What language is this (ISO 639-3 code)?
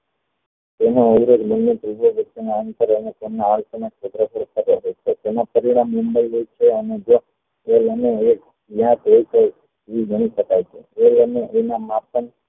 guj